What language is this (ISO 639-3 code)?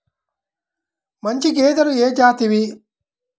tel